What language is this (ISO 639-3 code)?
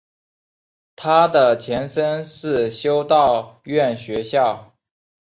zho